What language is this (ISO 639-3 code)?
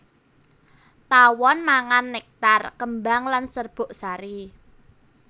jav